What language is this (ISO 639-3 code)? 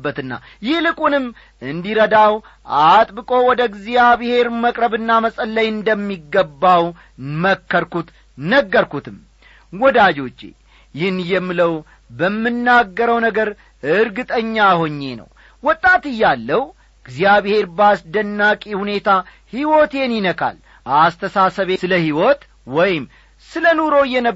amh